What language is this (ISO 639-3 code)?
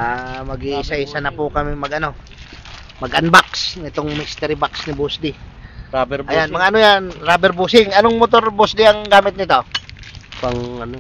fil